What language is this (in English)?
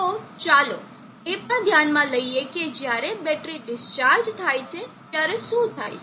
Gujarati